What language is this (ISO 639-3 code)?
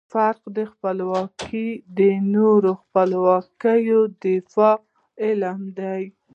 pus